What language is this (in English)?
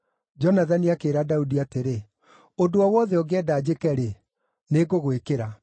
Kikuyu